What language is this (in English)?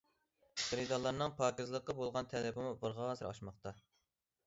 Uyghur